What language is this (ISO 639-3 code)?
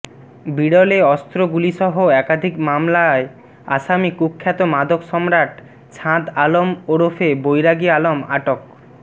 ben